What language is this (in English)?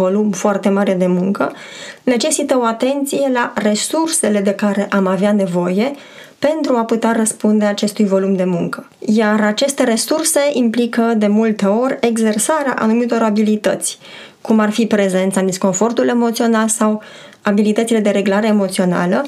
Romanian